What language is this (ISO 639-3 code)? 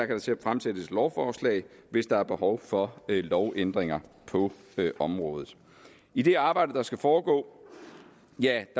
dan